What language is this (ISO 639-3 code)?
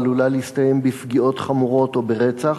heb